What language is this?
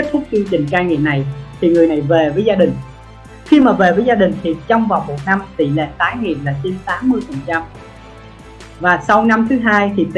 Vietnamese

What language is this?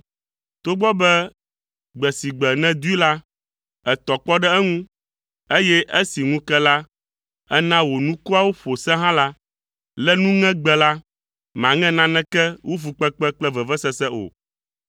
Ewe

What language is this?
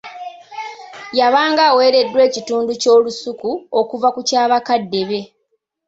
Ganda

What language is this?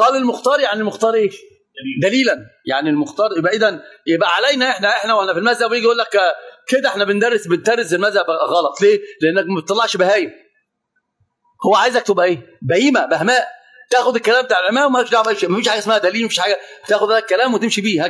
Arabic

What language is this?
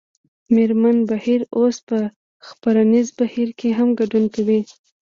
Pashto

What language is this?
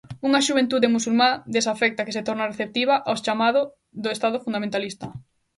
Galician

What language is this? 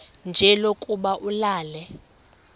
Xhosa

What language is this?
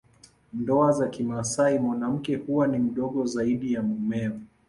Swahili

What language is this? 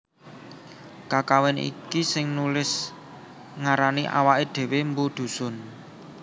Javanese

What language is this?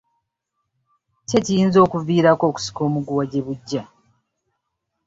Ganda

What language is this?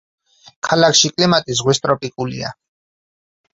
Georgian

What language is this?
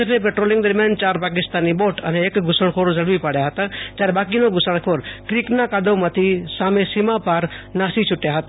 Gujarati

